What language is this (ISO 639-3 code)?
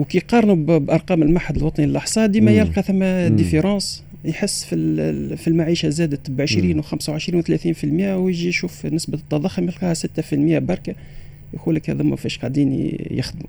ara